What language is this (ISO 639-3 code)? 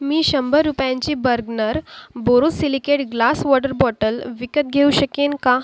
mar